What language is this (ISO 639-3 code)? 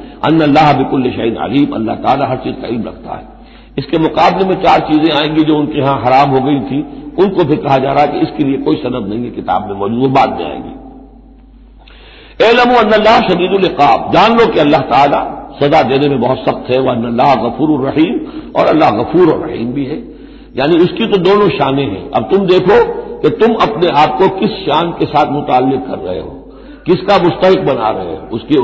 hin